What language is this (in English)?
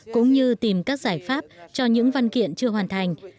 Vietnamese